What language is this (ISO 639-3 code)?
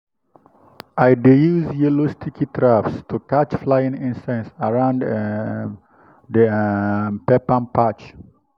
pcm